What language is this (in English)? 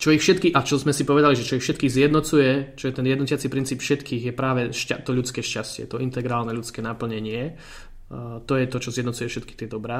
Slovak